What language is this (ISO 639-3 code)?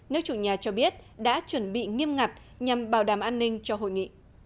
vie